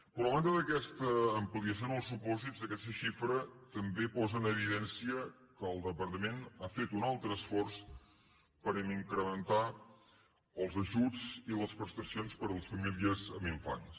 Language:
Catalan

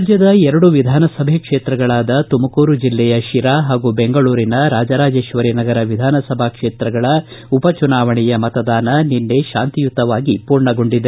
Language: Kannada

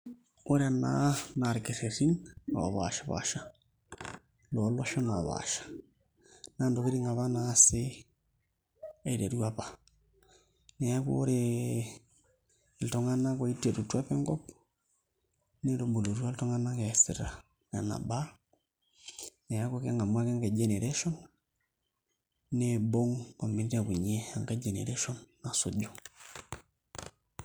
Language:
Masai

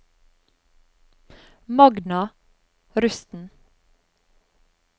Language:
Norwegian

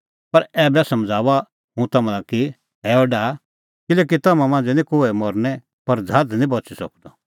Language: Kullu Pahari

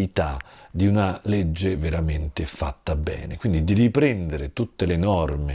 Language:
Italian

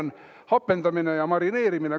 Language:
Estonian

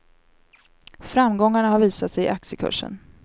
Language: Swedish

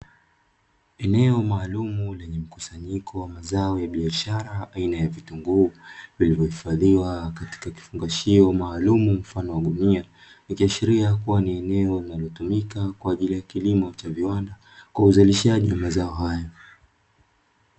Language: Swahili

